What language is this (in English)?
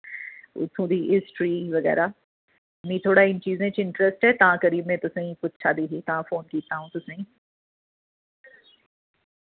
Dogri